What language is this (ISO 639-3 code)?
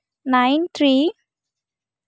sat